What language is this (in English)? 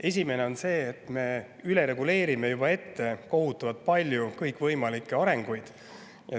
Estonian